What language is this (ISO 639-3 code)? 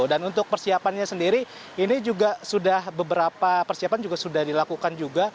ind